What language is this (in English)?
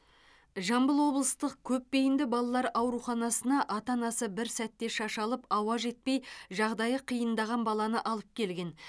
Kazakh